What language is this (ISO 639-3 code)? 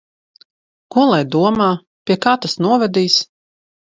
lav